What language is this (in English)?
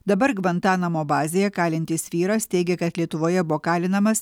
Lithuanian